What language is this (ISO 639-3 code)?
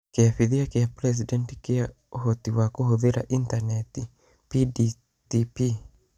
kik